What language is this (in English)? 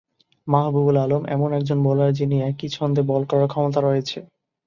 Bangla